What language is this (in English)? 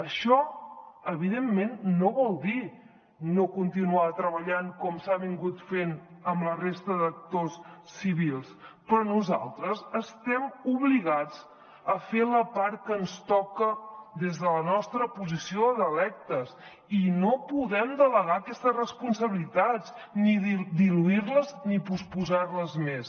Catalan